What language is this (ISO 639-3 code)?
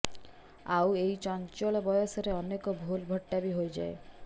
ori